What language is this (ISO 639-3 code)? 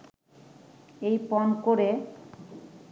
ben